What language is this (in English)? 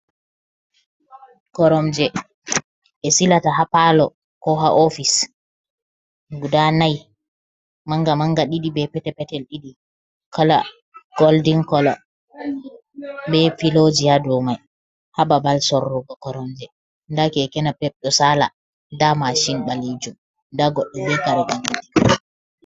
Fula